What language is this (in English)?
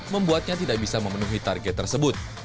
Indonesian